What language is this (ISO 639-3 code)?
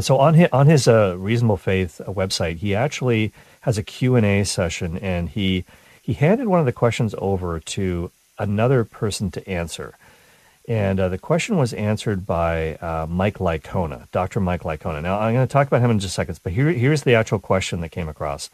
eng